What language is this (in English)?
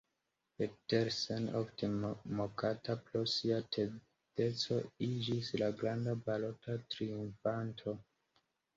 Esperanto